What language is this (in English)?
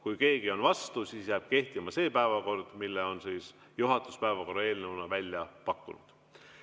Estonian